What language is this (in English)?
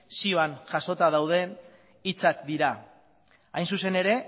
Basque